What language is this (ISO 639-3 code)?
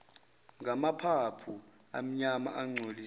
zul